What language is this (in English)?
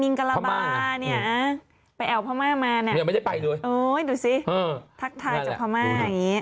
Thai